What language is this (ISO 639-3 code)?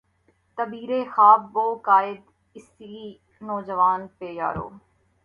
urd